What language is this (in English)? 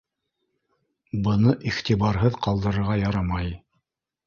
Bashkir